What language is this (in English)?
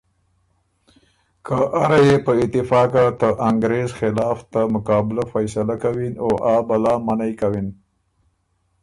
Ormuri